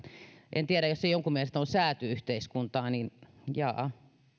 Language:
Finnish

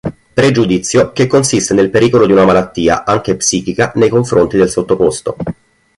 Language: Italian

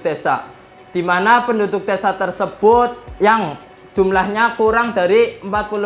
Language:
Indonesian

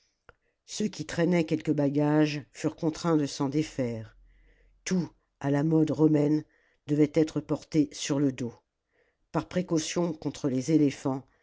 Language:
French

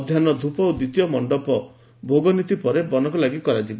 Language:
Odia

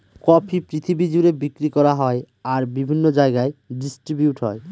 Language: Bangla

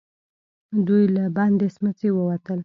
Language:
Pashto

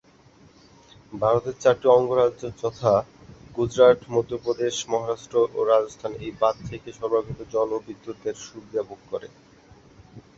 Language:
Bangla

